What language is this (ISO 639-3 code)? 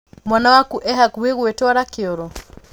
kik